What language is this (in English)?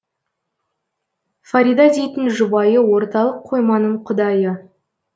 Kazakh